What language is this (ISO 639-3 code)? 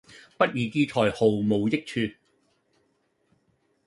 yue